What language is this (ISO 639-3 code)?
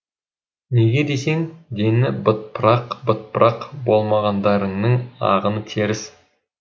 kaz